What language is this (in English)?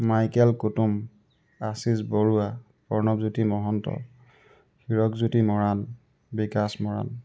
Assamese